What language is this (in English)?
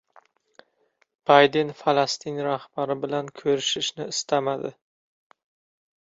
Uzbek